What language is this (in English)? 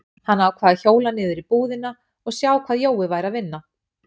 Icelandic